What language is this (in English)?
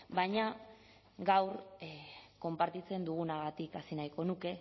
Basque